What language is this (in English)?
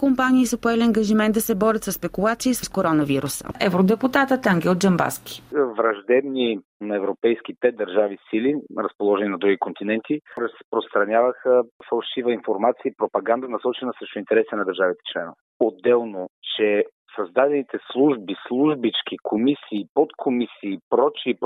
Bulgarian